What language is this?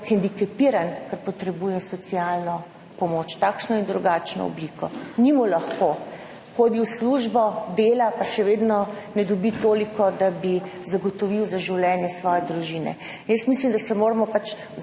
Slovenian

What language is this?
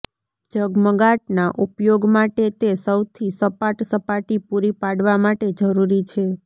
Gujarati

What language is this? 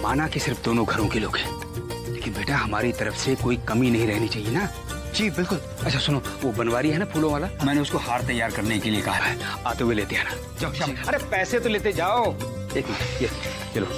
Hindi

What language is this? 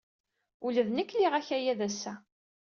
Kabyle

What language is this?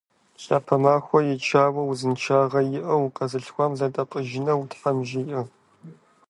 Kabardian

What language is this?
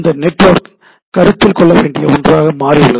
Tamil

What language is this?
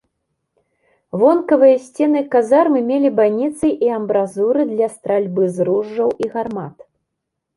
Belarusian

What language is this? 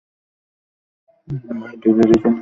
Bangla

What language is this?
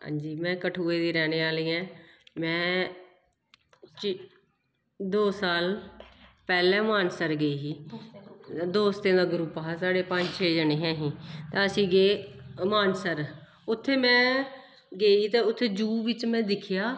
Dogri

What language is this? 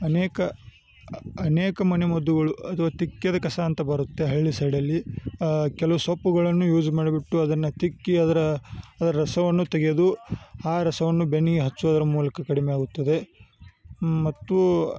Kannada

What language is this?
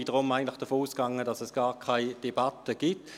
Swiss German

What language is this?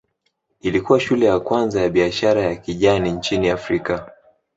Swahili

